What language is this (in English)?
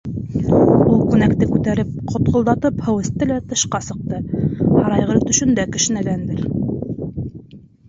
Bashkir